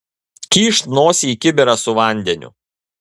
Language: Lithuanian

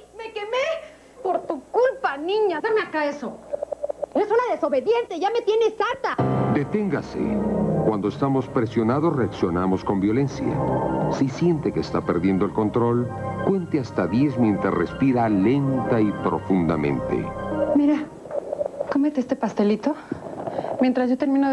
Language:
Spanish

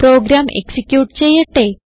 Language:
Malayalam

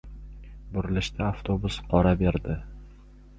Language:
Uzbek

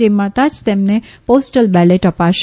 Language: Gujarati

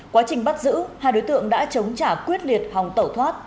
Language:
Vietnamese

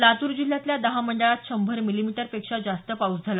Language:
Marathi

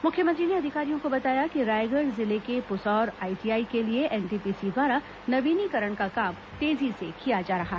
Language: Hindi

